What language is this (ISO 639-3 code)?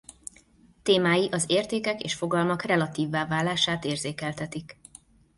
hun